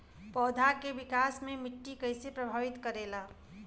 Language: Bhojpuri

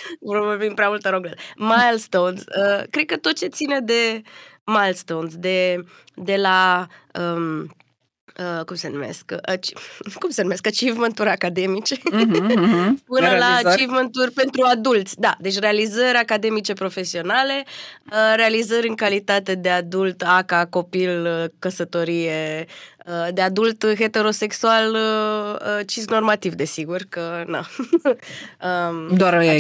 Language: Romanian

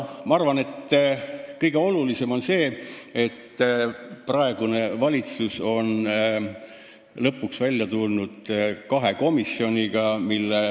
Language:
Estonian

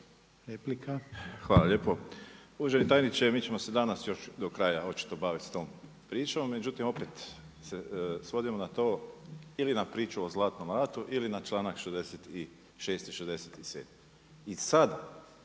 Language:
Croatian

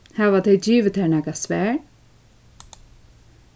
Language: Faroese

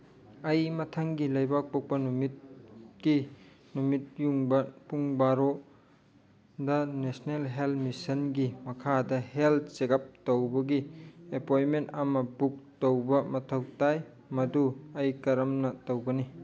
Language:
Manipuri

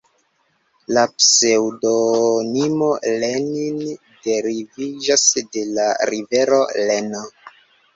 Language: Esperanto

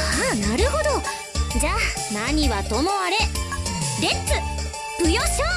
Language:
Japanese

